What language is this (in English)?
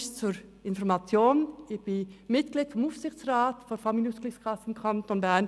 Swiss German